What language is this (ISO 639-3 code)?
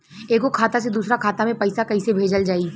bho